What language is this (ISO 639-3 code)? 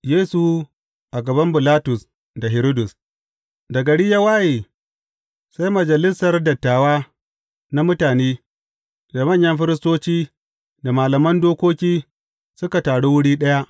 hau